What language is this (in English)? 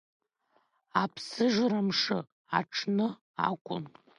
Abkhazian